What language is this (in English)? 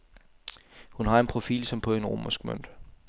Danish